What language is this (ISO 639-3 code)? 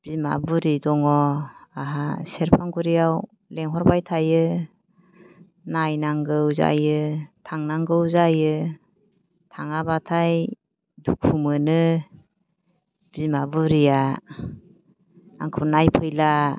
brx